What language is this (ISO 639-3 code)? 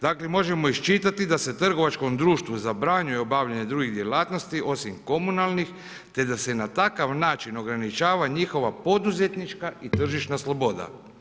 hrv